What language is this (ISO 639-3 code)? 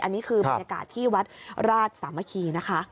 tha